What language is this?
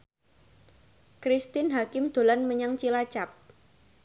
Javanese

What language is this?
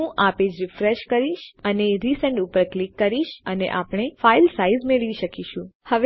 Gujarati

